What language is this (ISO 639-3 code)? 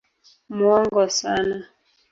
swa